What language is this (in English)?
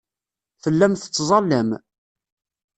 Kabyle